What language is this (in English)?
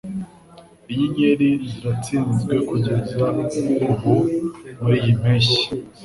Kinyarwanda